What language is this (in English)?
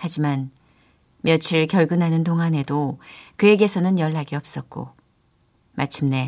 Korean